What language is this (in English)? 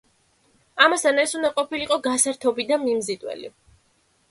Georgian